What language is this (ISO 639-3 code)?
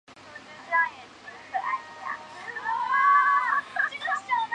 zho